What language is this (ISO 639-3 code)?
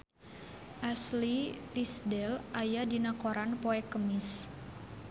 sun